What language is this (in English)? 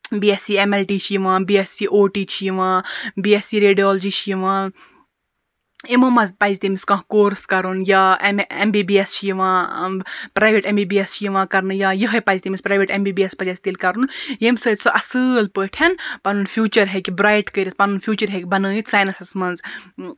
Kashmiri